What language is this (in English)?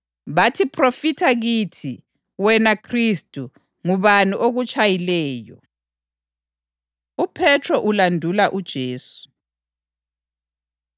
North Ndebele